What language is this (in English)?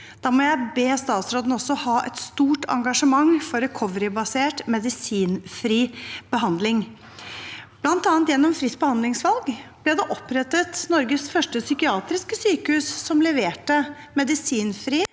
Norwegian